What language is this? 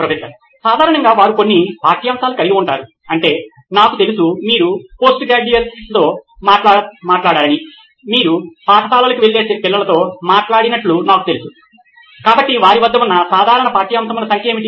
Telugu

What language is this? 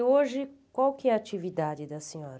Portuguese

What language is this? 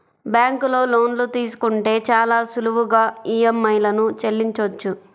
Telugu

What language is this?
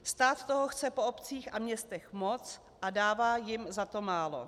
Czech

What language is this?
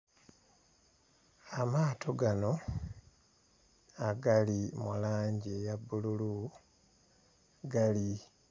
Ganda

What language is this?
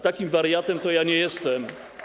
Polish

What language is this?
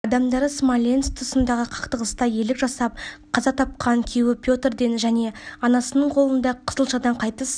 Kazakh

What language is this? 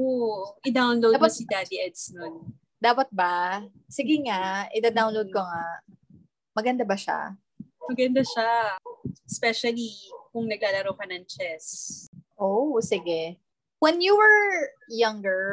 Filipino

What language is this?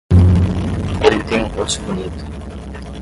Portuguese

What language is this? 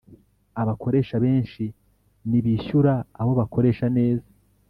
Kinyarwanda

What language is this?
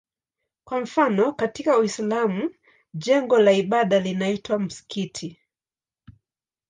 Swahili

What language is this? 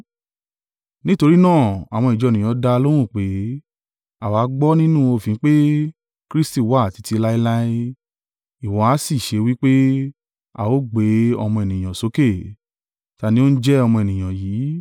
Yoruba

